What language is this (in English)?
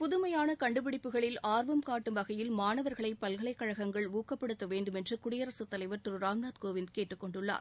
Tamil